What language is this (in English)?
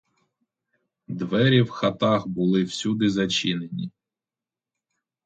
Ukrainian